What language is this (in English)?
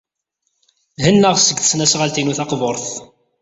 Kabyle